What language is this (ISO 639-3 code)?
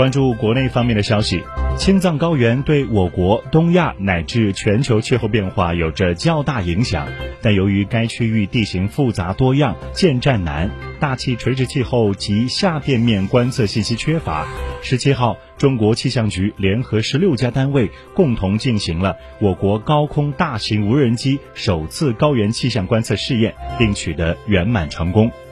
zho